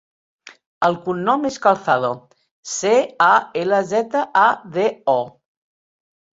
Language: Catalan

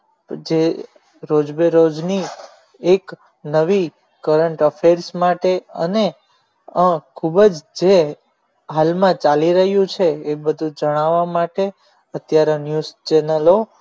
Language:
Gujarati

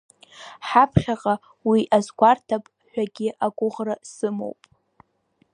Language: Abkhazian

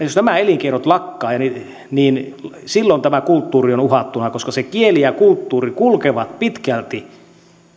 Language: Finnish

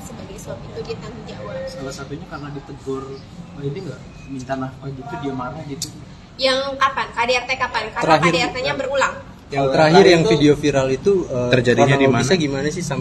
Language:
Indonesian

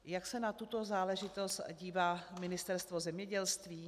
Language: Czech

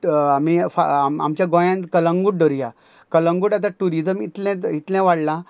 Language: Konkani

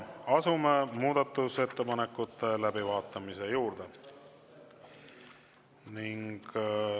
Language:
Estonian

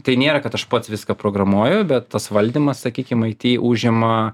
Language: Lithuanian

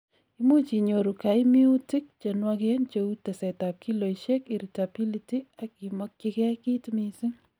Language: Kalenjin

